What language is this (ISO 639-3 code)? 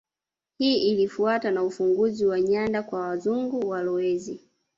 swa